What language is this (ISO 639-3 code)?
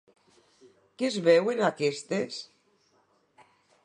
cat